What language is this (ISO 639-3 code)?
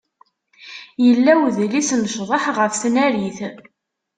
kab